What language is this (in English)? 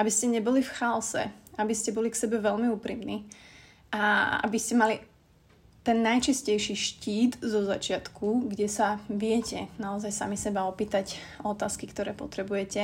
Slovak